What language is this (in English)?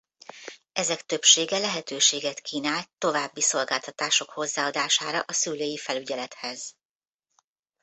Hungarian